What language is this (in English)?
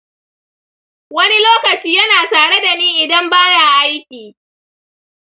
Hausa